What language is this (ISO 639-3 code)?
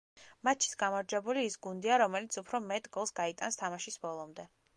kat